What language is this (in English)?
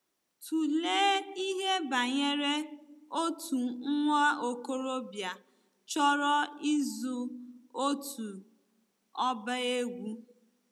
Igbo